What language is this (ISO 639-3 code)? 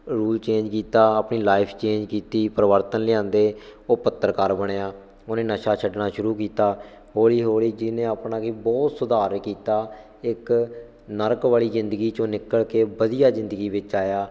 pan